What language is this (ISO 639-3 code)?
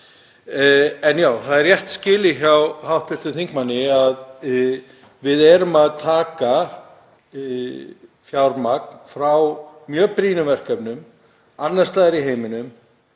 isl